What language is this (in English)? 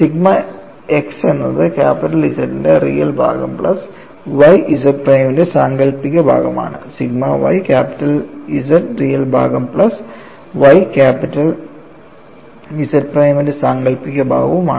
Malayalam